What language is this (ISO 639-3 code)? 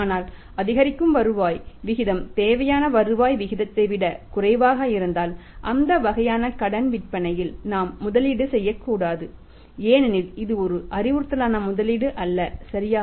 tam